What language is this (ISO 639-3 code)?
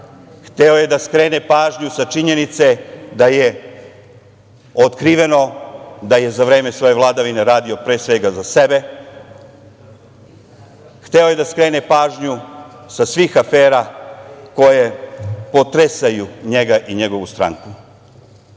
srp